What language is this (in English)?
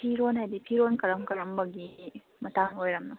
Manipuri